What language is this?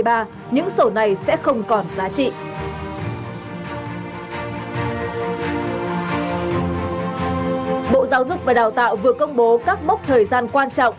Vietnamese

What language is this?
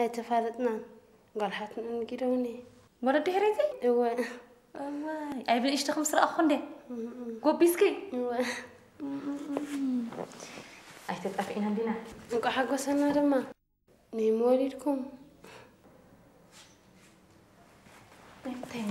Arabic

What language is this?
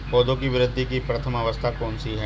Hindi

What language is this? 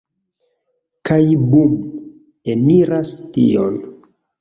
Esperanto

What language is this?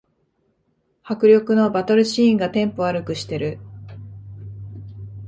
Japanese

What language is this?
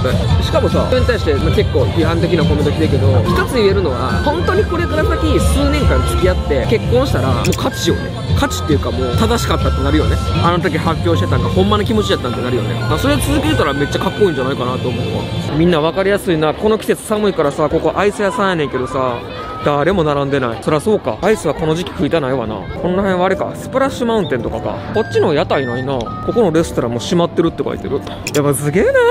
Japanese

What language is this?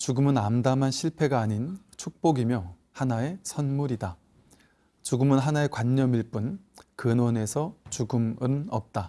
Korean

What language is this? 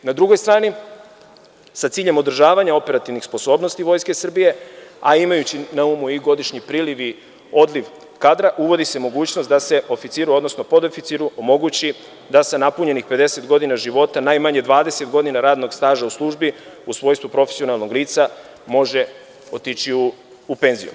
Serbian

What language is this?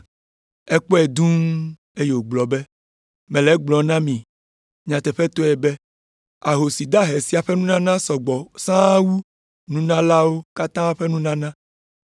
Ewe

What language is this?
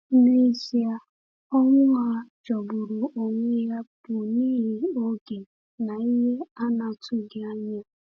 Igbo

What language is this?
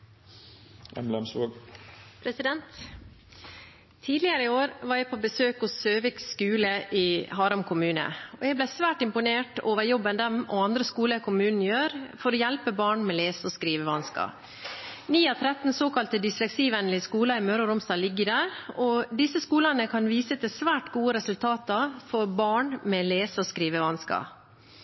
Norwegian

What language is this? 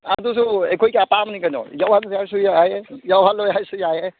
Manipuri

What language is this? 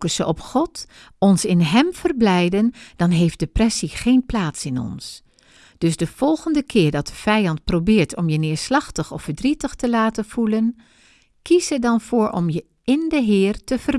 Dutch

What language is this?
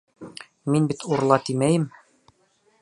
Bashkir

